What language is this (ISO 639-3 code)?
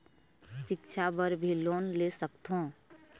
hne